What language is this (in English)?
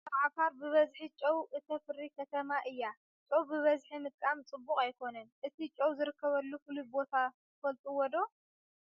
Tigrinya